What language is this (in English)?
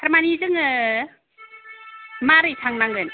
Bodo